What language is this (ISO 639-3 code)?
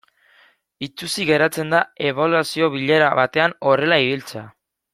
eus